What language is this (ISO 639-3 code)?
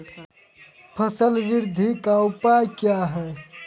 mai